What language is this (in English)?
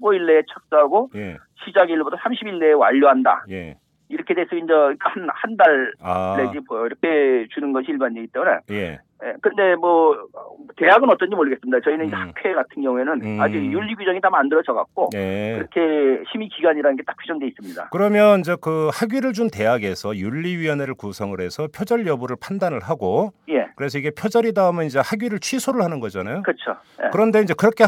Korean